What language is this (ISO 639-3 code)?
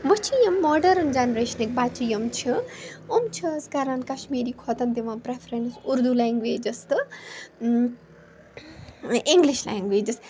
kas